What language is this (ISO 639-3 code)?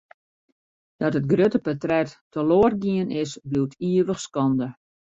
fry